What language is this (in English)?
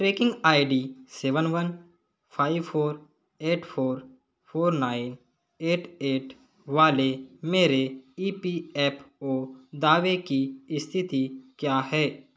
Hindi